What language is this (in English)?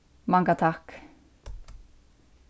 Faroese